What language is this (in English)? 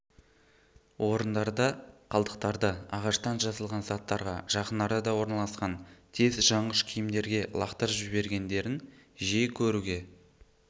Kazakh